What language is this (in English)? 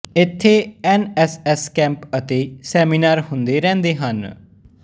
Punjabi